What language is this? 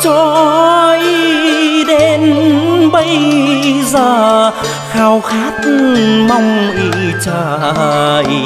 Vietnamese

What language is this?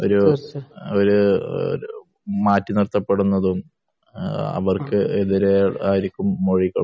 Malayalam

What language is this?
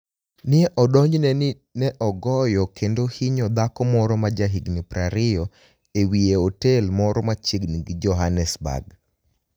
Luo (Kenya and Tanzania)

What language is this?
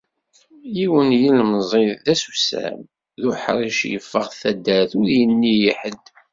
Kabyle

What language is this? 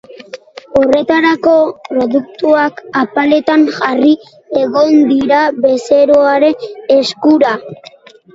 Basque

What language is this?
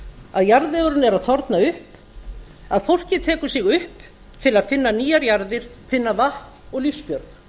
Icelandic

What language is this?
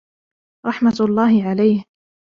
Arabic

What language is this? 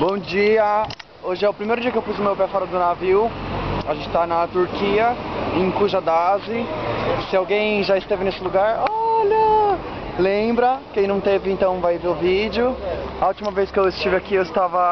Portuguese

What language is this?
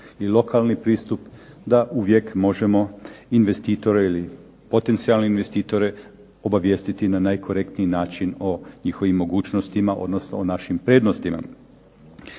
Croatian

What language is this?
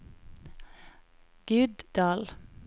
Norwegian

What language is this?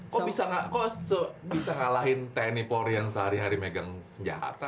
Indonesian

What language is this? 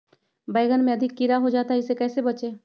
Magahi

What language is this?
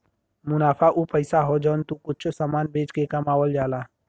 Bhojpuri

